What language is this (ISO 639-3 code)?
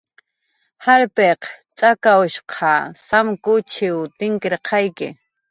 jqr